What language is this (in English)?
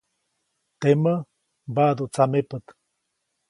Copainalá Zoque